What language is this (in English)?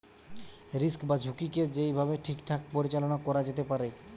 Bangla